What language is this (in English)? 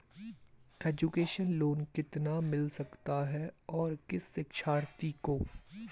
Hindi